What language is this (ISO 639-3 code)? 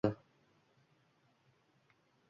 uzb